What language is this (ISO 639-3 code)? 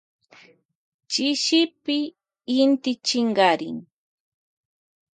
qvj